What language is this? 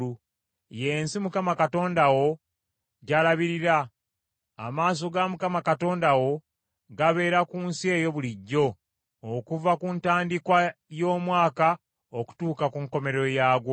Ganda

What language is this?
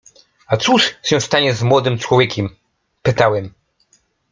Polish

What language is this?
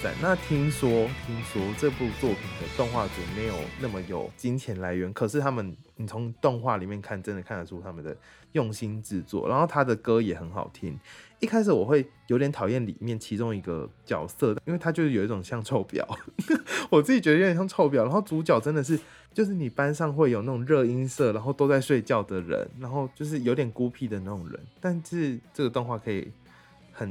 Chinese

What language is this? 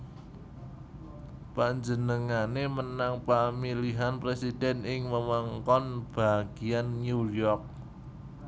Javanese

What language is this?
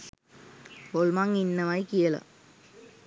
Sinhala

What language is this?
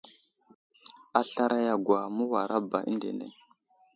Wuzlam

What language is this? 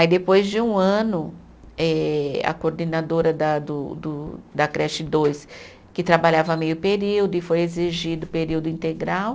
Portuguese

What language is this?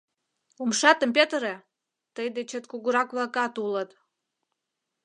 Mari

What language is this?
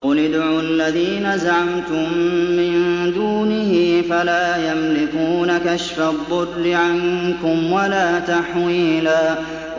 Arabic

